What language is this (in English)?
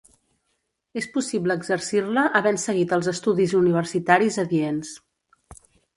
Catalan